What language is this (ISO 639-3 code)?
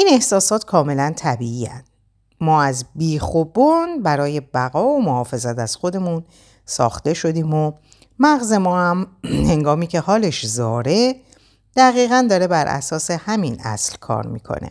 fas